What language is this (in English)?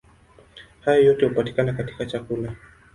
Swahili